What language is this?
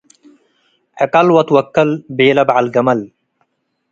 Tigre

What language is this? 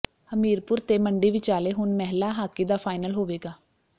Punjabi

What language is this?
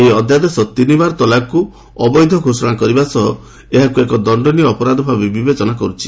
Odia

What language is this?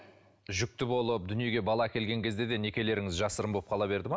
Kazakh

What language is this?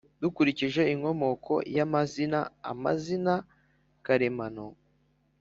Kinyarwanda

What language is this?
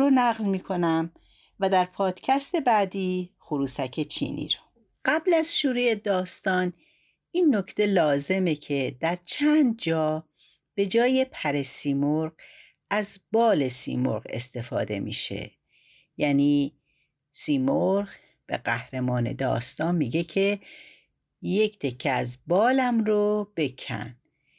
Persian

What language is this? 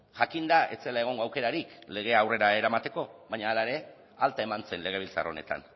Basque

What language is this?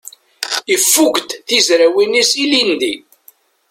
Kabyle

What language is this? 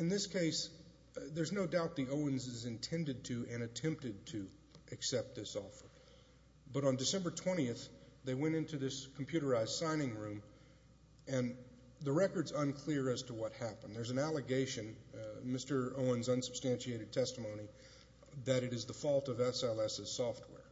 English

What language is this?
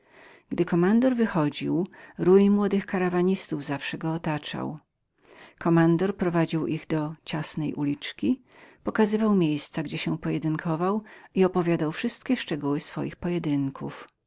Polish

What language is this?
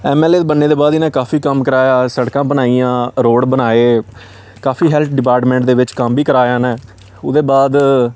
Dogri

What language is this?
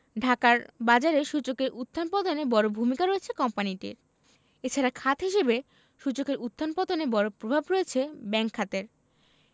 Bangla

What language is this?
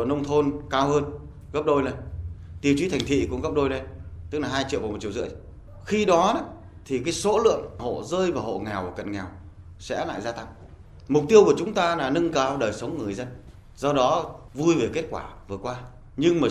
Vietnamese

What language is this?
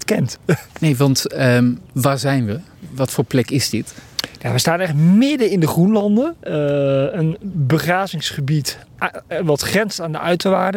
Dutch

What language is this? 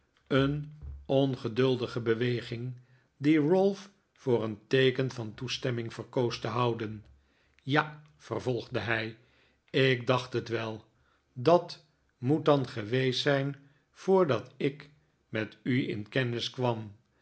Dutch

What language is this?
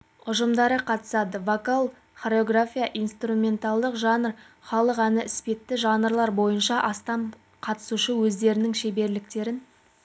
Kazakh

